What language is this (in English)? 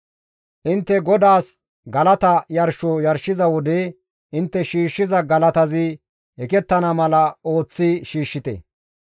Gamo